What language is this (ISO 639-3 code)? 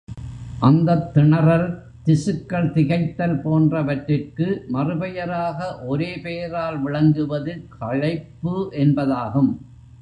tam